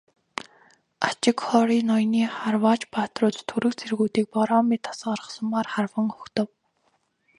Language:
Mongolian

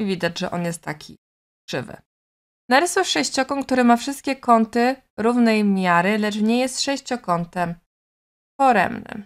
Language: Polish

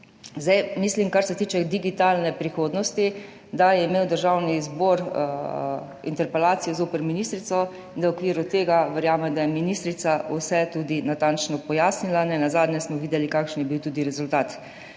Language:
Slovenian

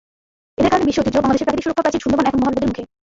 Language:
Bangla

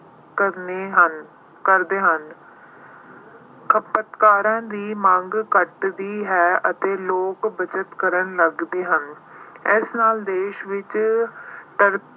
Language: Punjabi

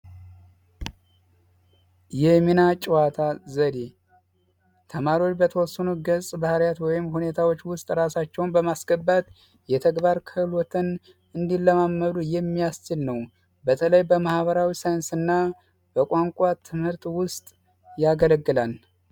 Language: Amharic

